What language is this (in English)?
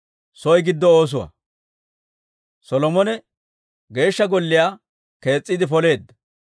Dawro